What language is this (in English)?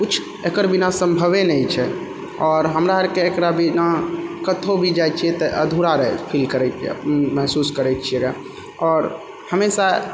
Maithili